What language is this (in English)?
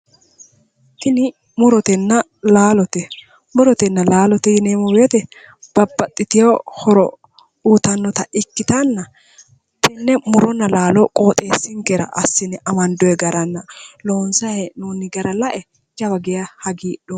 Sidamo